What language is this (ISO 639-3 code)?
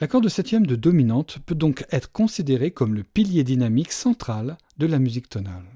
fra